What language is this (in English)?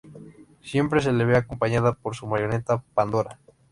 Spanish